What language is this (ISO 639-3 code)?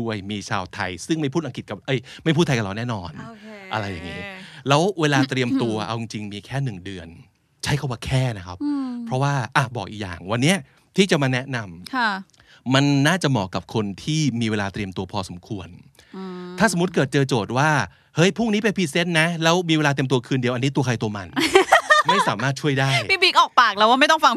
tha